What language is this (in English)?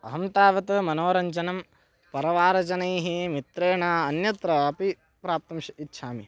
Sanskrit